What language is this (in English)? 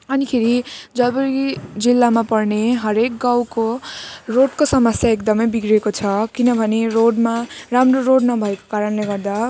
Nepali